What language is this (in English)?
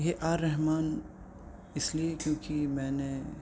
Urdu